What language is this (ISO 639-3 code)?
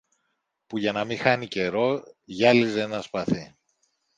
ell